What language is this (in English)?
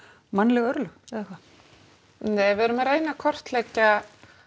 Icelandic